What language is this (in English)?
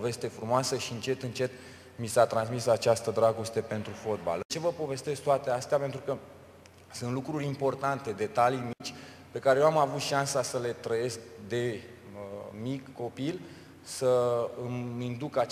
Romanian